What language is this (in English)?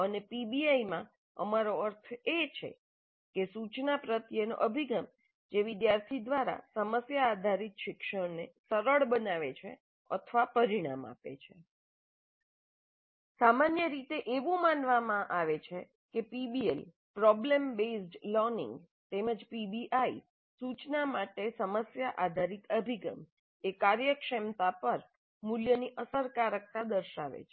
Gujarati